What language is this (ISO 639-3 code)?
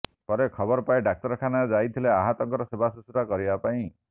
ori